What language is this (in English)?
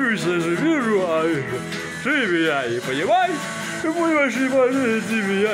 Russian